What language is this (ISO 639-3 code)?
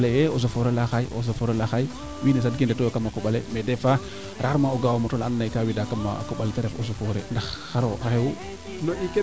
srr